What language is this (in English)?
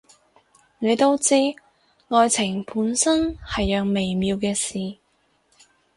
Cantonese